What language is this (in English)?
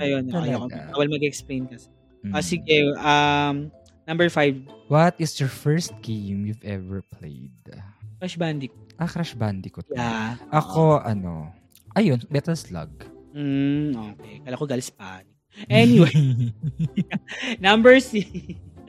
Filipino